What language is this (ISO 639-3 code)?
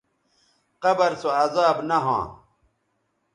btv